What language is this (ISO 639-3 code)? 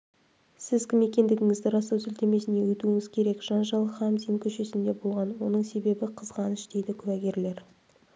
kaz